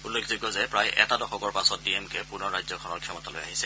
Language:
Assamese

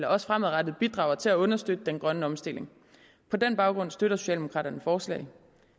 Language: Danish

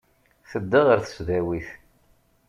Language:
Kabyle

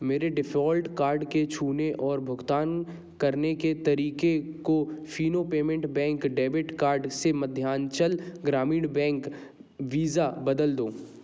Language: Hindi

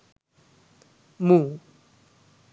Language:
Sinhala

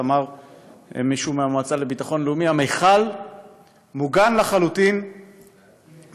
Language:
Hebrew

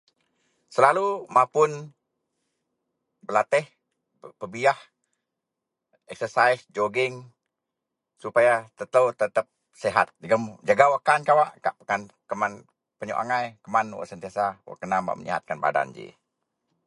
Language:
Central Melanau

